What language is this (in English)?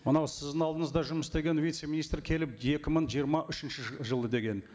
Kazakh